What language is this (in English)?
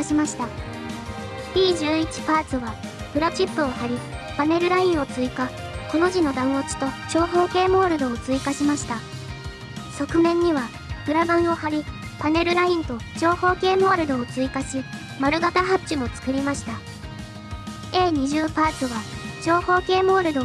Japanese